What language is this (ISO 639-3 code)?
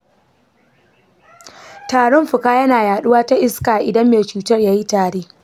hau